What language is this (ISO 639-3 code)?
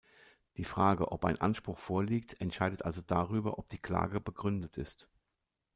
deu